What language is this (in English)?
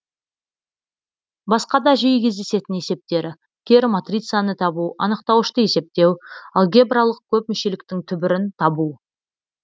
Kazakh